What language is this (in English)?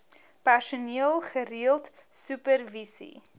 Afrikaans